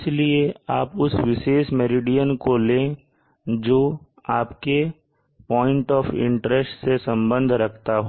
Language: Hindi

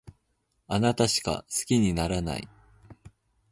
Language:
Japanese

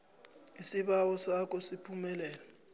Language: South Ndebele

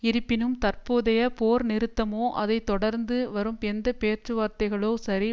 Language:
Tamil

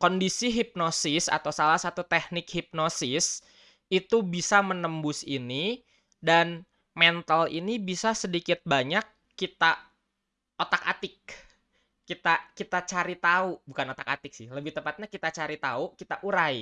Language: Indonesian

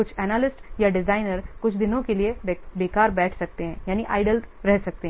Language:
Hindi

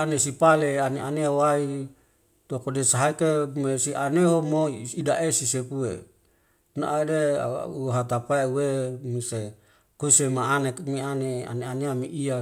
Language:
Wemale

